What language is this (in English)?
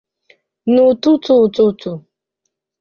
Igbo